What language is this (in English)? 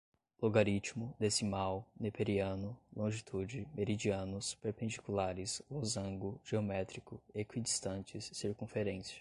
Portuguese